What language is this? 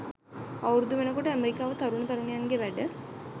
Sinhala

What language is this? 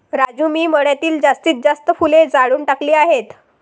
Marathi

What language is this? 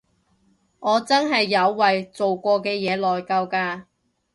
Cantonese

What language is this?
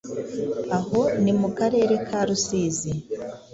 Kinyarwanda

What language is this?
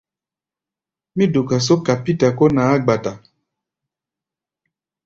Gbaya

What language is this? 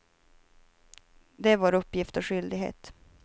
Swedish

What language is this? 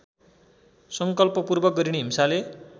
Nepali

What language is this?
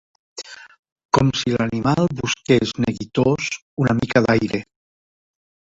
Catalan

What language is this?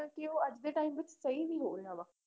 Punjabi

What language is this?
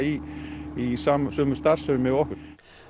Icelandic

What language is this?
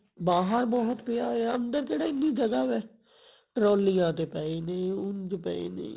Punjabi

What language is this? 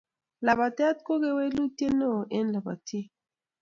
Kalenjin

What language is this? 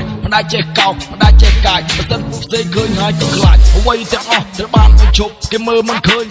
Korean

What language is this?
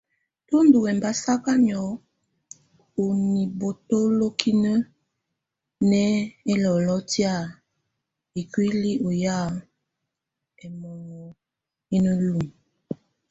Tunen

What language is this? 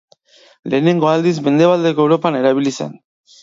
Basque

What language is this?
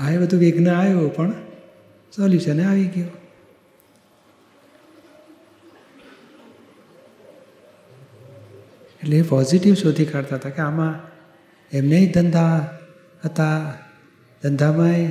Gujarati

